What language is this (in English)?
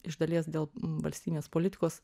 Lithuanian